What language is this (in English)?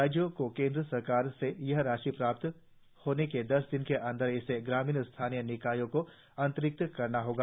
Hindi